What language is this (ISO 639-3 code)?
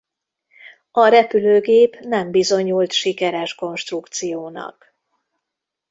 hun